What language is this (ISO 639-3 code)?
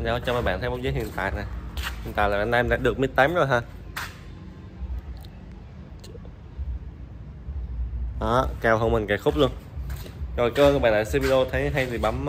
vie